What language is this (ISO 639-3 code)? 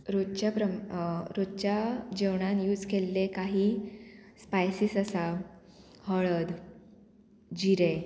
kok